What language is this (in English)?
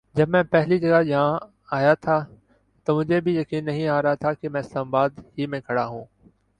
Urdu